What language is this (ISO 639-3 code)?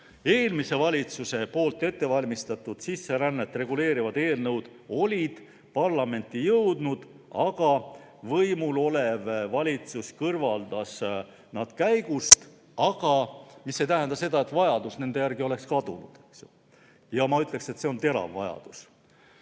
est